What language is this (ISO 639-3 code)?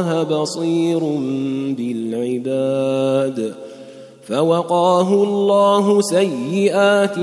ara